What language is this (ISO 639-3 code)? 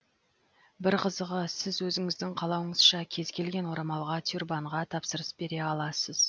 kaz